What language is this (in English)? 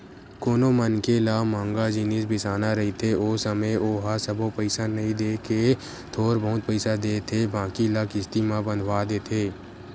Chhattisgarhi